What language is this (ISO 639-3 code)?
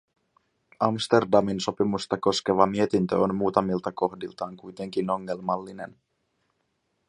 fin